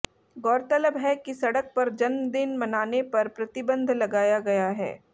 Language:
Hindi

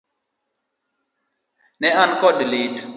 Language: Luo (Kenya and Tanzania)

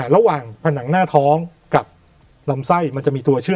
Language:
Thai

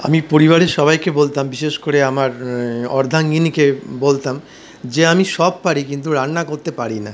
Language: Bangla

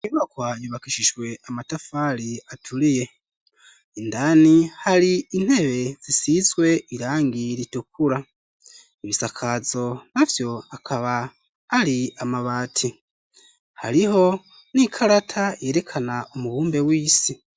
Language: Rundi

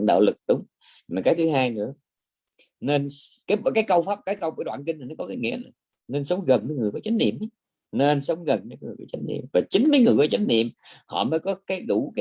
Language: Vietnamese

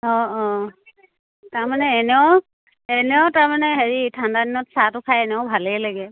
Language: Assamese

